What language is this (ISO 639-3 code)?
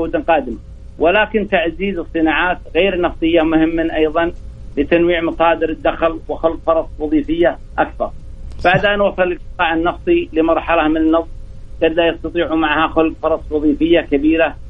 ara